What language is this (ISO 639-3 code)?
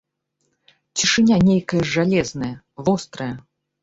bel